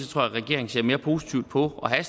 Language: Danish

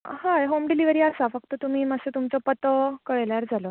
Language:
Konkani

